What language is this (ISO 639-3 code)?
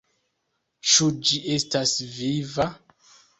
epo